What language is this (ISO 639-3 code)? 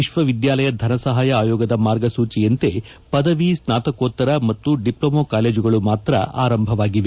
kan